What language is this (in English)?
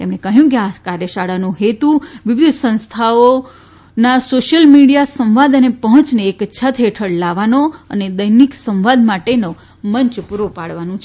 Gujarati